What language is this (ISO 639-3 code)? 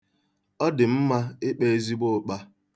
ibo